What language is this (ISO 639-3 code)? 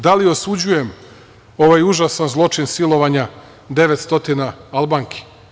srp